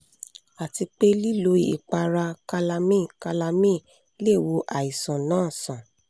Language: Yoruba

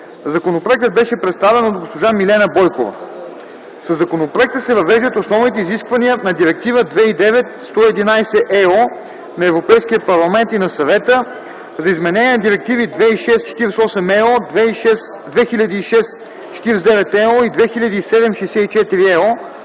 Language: Bulgarian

